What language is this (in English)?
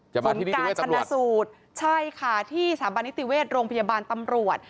Thai